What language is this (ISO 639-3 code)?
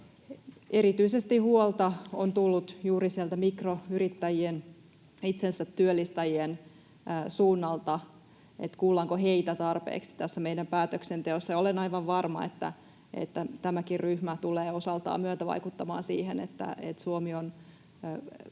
fin